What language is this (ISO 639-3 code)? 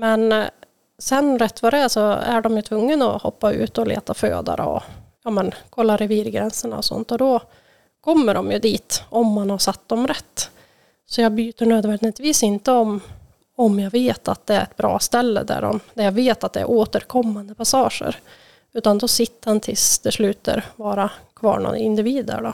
swe